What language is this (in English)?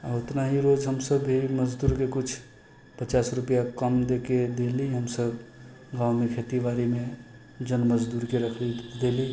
Maithili